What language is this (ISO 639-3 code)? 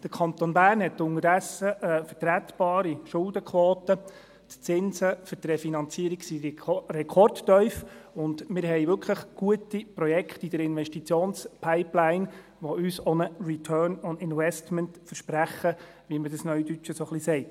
gsw